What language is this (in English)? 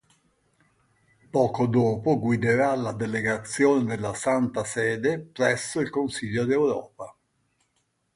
Italian